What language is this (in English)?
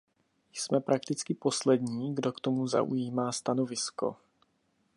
Czech